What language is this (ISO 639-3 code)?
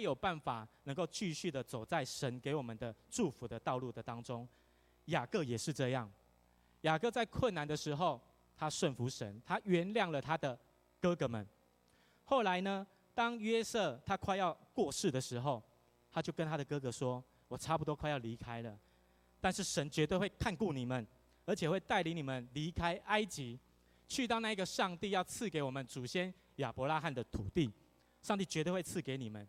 zho